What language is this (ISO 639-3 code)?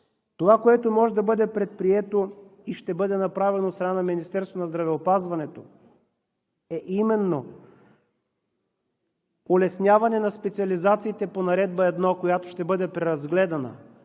bul